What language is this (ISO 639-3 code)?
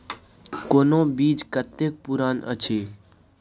mai